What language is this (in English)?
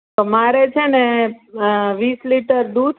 Gujarati